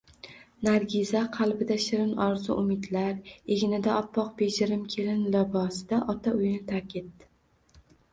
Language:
Uzbek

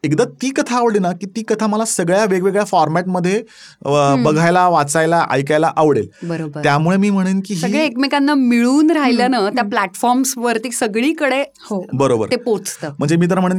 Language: Marathi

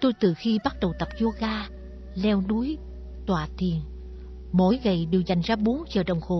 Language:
Vietnamese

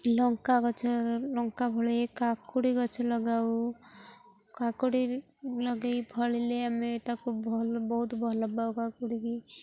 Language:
Odia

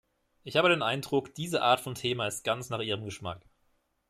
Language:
German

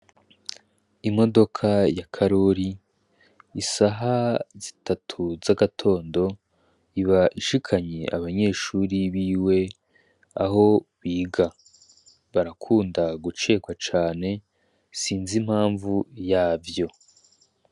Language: Rundi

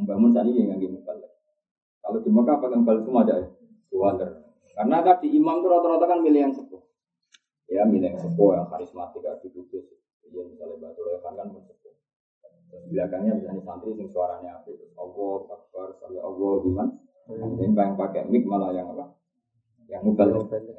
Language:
Indonesian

